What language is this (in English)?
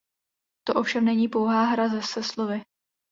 Czech